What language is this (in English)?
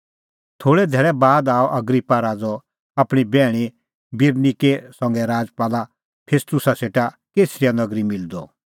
Kullu Pahari